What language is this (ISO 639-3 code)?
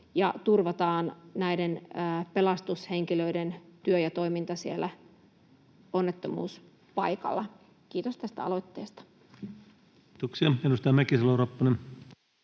fin